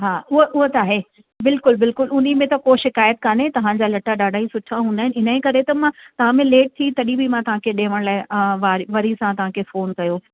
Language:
Sindhi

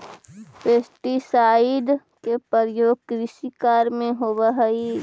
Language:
Magahi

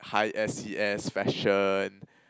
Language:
English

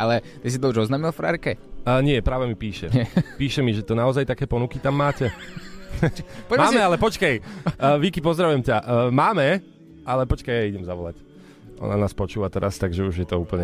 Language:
Slovak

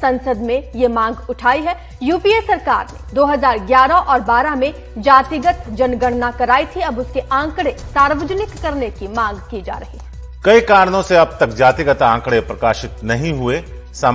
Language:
Hindi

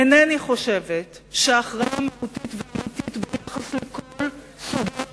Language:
Hebrew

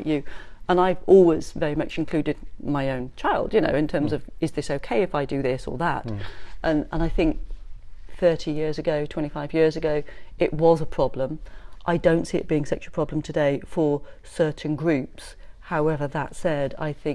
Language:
English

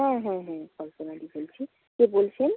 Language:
Bangla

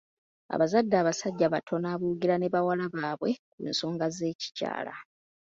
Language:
Ganda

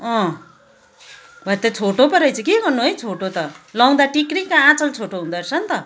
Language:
Nepali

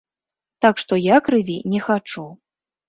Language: Belarusian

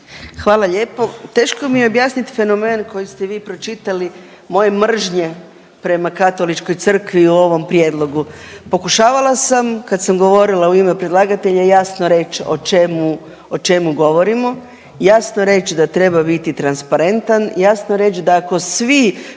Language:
Croatian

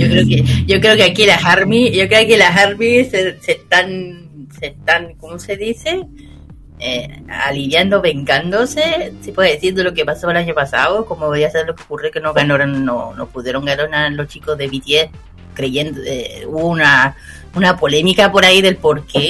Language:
Spanish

